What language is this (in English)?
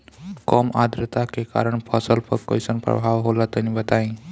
Bhojpuri